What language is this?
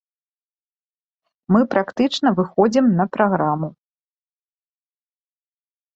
Belarusian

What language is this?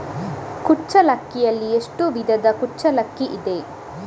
Kannada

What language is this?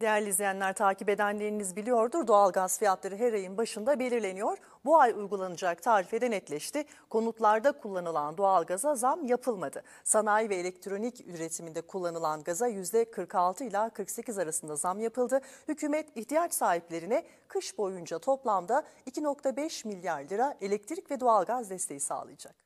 Turkish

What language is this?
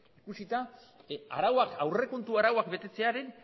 Basque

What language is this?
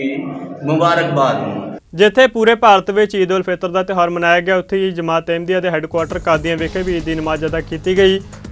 Hindi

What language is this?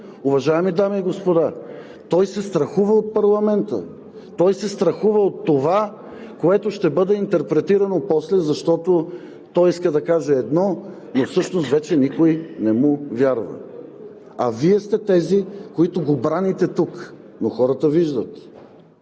Bulgarian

